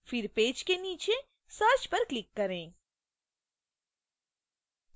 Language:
Hindi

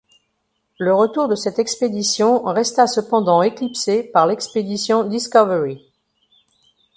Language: French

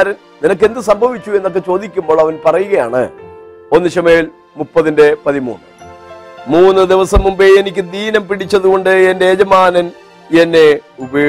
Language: Malayalam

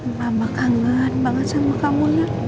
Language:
Indonesian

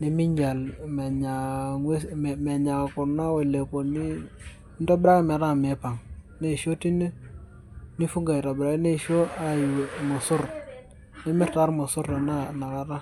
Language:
Masai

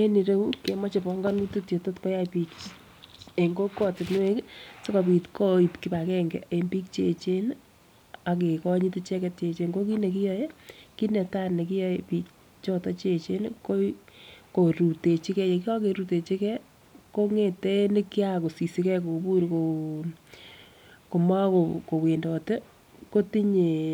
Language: Kalenjin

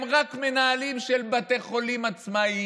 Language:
Hebrew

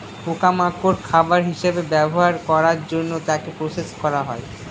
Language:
Bangla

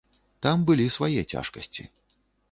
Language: Belarusian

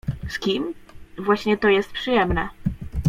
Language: Polish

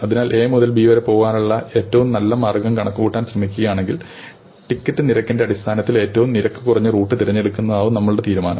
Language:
Malayalam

